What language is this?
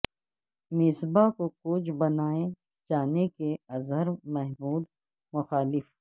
Urdu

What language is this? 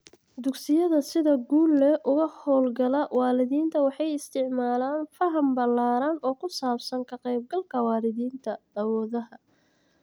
Somali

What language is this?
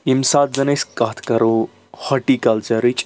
Kashmiri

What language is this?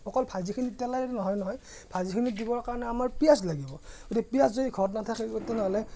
Assamese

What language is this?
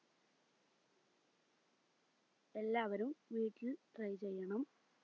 Malayalam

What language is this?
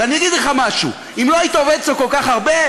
Hebrew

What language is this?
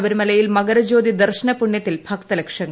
Malayalam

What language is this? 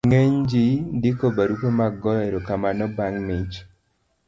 Luo (Kenya and Tanzania)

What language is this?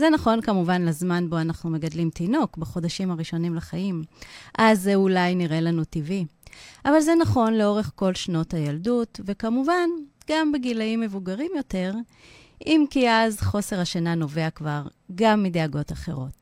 Hebrew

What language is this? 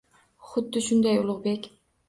Uzbek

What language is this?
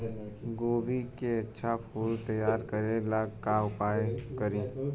Bhojpuri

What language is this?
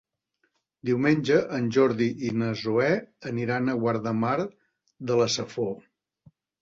Catalan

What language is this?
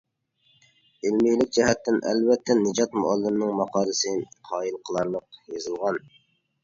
Uyghur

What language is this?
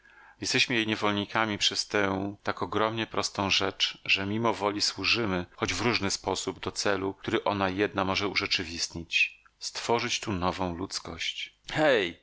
Polish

